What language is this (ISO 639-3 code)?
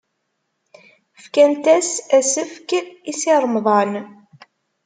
kab